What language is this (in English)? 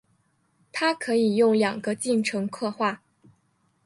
Chinese